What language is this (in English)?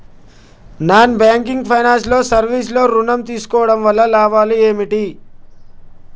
Telugu